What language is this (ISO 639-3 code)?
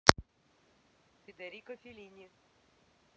rus